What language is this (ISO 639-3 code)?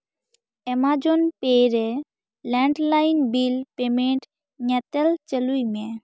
sat